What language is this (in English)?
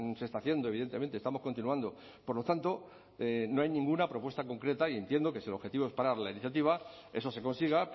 Spanish